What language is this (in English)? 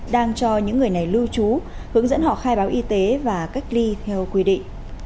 Vietnamese